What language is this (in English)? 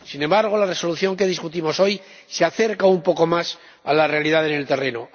Spanish